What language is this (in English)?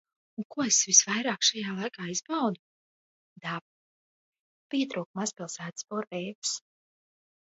Latvian